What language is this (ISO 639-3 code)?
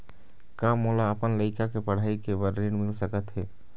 hne